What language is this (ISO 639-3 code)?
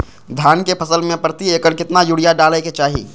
mag